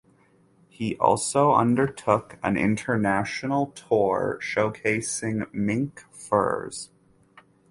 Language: English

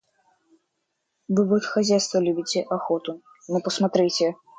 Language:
Russian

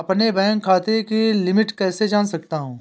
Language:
Hindi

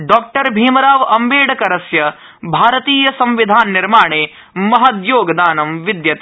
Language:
Sanskrit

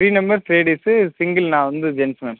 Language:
Tamil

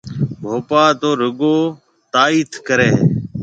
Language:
Marwari (Pakistan)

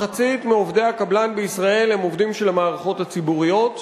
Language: Hebrew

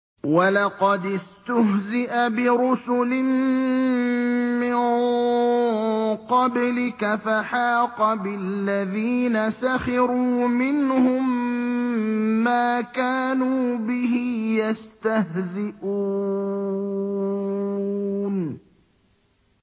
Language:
Arabic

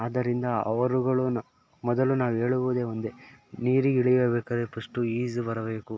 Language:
Kannada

